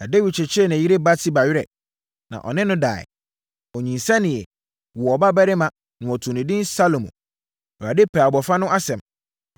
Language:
Akan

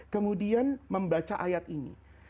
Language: Indonesian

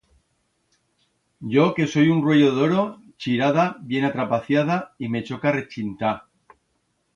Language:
Aragonese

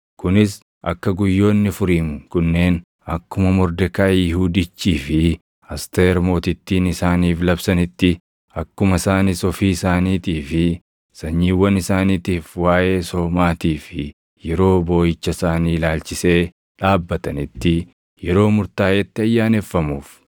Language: Oromo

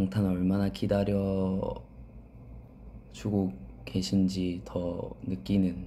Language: Korean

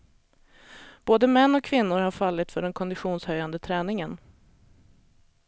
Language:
Swedish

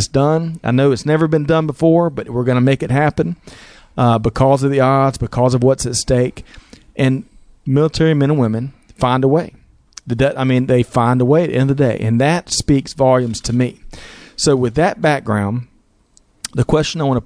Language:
English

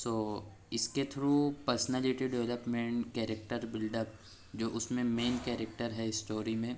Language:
Urdu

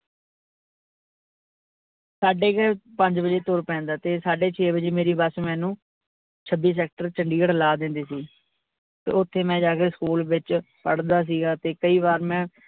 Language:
Punjabi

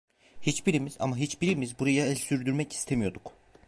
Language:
Turkish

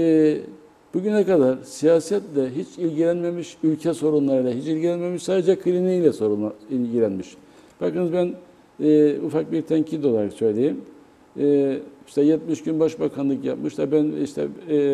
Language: Turkish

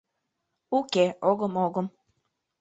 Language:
Mari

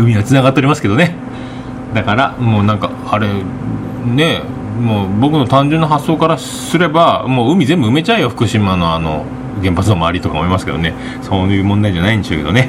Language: Japanese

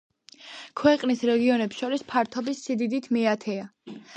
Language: Georgian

